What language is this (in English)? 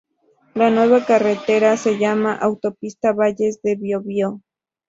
Spanish